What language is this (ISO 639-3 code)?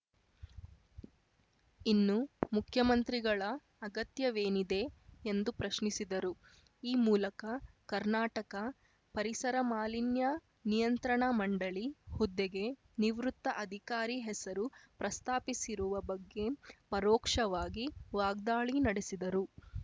kan